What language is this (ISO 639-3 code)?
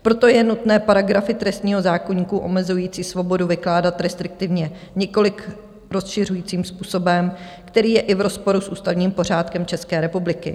ces